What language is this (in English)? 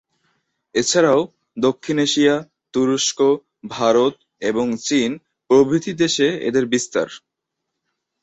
Bangla